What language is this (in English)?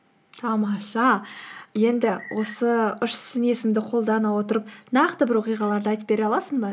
Kazakh